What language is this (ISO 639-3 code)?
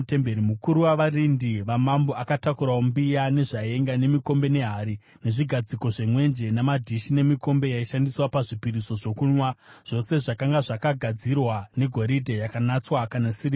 sna